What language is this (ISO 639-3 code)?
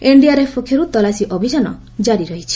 ori